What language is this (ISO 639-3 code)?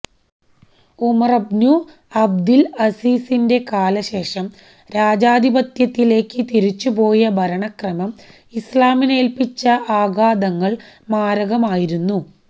mal